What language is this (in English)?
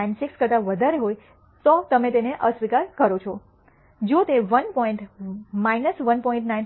Gujarati